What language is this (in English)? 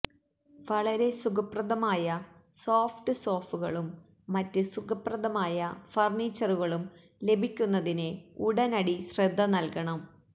Malayalam